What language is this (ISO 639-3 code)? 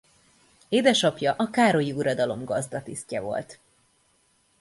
hun